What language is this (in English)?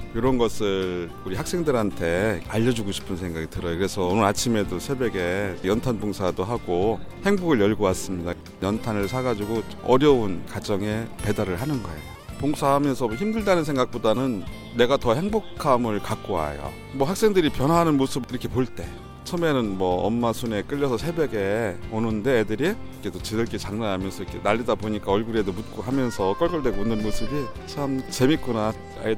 Korean